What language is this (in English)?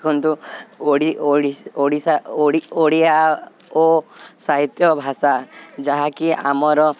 Odia